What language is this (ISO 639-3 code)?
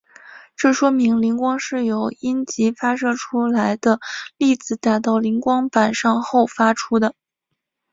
zho